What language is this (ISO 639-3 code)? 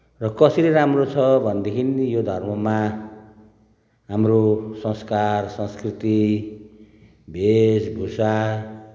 nep